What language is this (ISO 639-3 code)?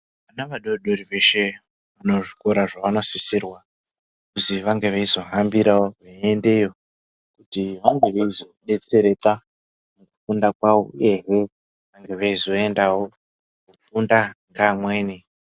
ndc